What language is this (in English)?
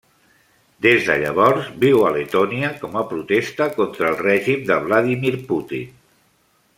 Catalan